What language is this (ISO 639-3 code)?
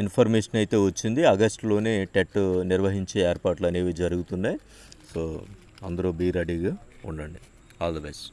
tel